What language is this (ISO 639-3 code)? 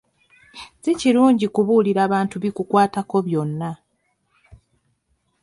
lug